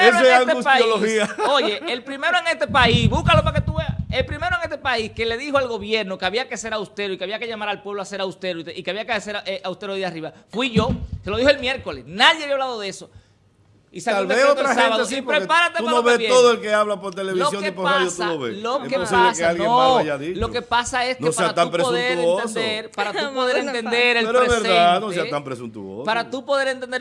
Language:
Spanish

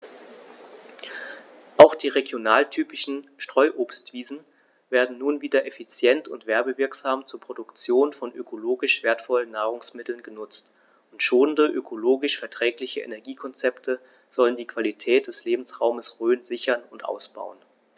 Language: German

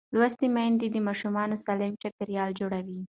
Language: Pashto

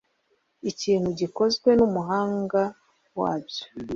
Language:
Kinyarwanda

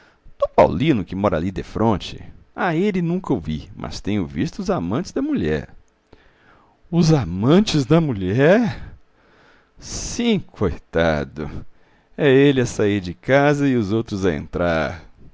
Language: Portuguese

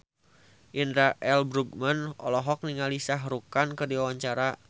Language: Sundanese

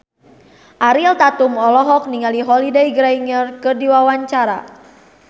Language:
Sundanese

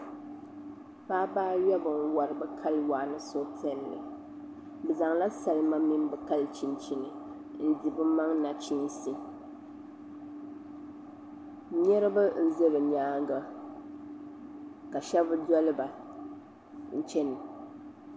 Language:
Dagbani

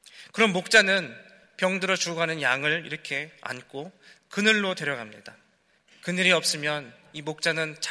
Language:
Korean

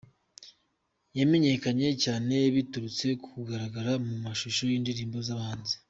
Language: Kinyarwanda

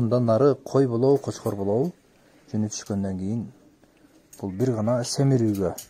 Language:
Turkish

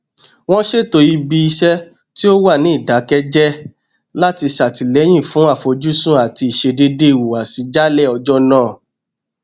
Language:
Yoruba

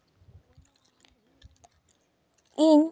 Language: Santali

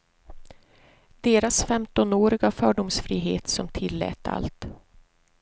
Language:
Swedish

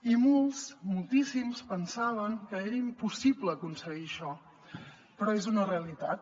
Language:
Catalan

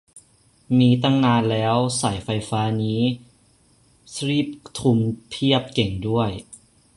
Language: Thai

